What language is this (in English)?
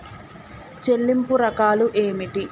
Telugu